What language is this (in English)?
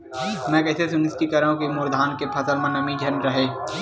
Chhattisgarhi